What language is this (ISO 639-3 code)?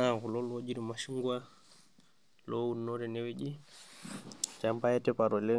mas